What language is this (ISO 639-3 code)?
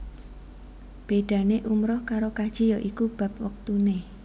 jav